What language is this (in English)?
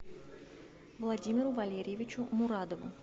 Russian